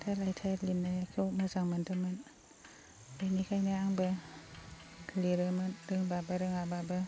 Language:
Bodo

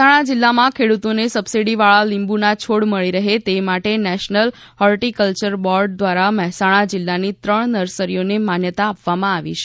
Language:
Gujarati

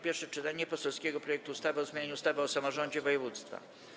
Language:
Polish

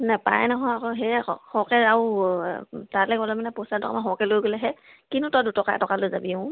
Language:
Assamese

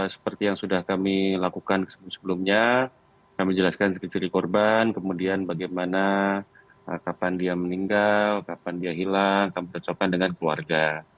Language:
Indonesian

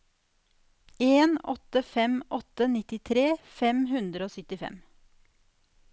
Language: Norwegian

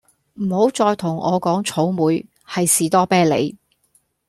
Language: Cantonese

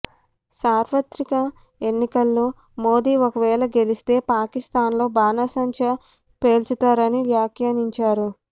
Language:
Telugu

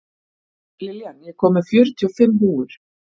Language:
Icelandic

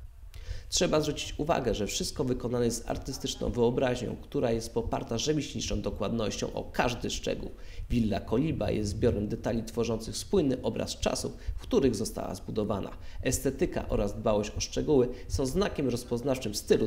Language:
Polish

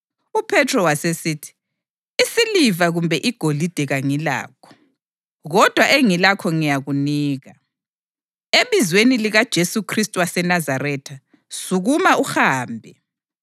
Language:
North Ndebele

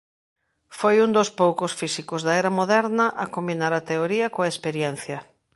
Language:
Galician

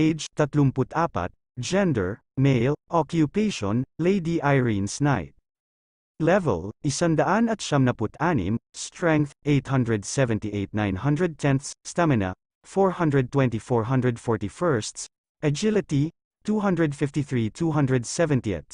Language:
Filipino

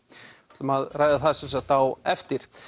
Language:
Icelandic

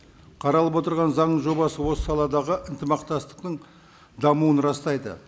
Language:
Kazakh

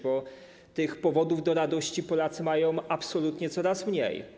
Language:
Polish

